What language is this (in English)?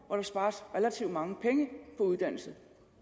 Danish